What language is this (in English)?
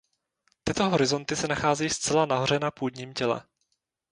Czech